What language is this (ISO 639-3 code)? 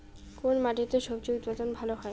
ben